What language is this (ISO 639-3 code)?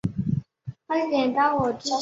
zho